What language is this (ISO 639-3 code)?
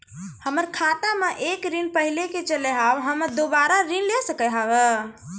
mai